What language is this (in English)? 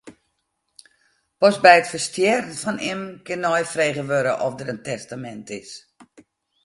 Western Frisian